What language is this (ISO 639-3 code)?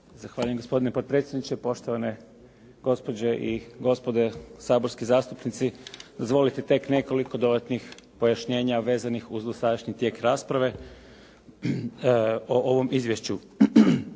hrv